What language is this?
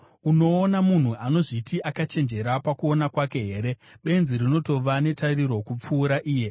Shona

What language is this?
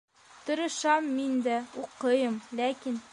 Bashkir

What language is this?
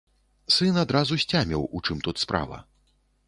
Belarusian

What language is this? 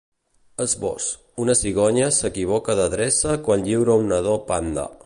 Catalan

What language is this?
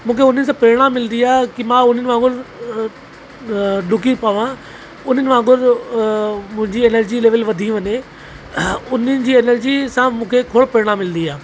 Sindhi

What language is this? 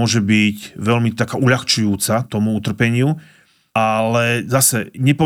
Slovak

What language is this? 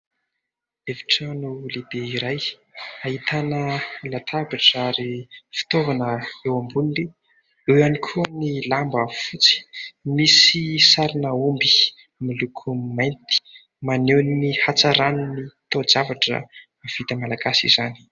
Malagasy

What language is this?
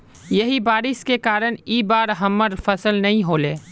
Magahi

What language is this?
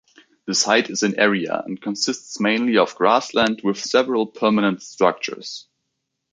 English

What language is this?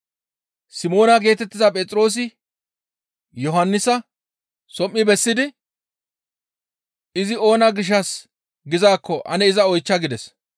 Gamo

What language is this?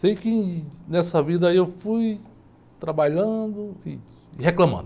Portuguese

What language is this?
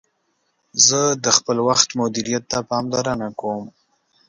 Pashto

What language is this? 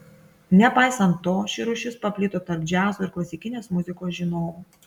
Lithuanian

